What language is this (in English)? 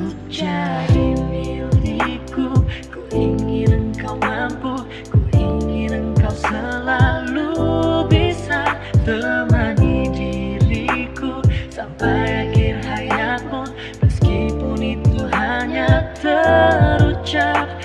Indonesian